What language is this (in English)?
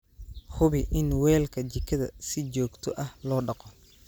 Somali